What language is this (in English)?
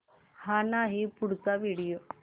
Marathi